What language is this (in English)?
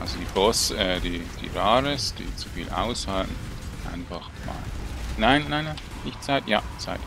German